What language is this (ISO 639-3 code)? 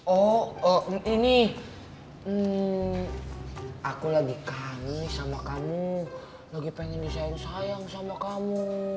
ind